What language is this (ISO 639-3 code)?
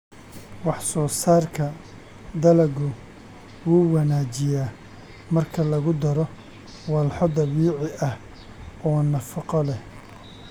som